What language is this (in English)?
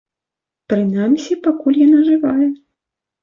Belarusian